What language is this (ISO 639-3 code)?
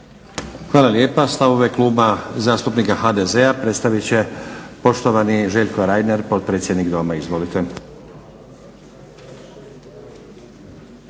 hrv